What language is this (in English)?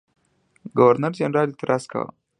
Pashto